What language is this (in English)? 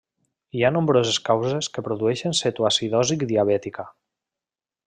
Catalan